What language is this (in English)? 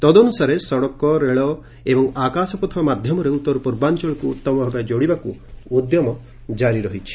Odia